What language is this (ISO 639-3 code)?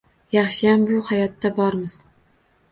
uzb